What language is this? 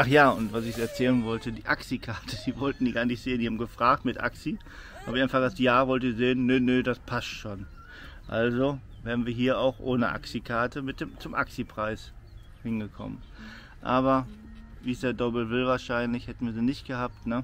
German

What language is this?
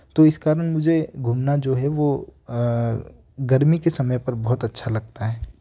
Hindi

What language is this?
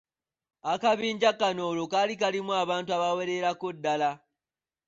Ganda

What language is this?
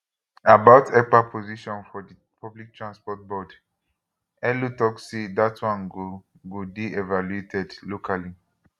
Nigerian Pidgin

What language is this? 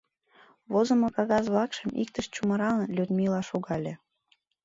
Mari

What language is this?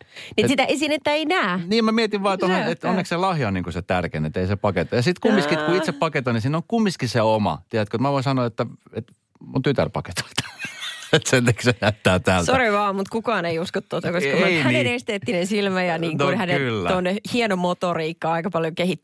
Finnish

